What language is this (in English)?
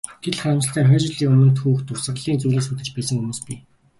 Mongolian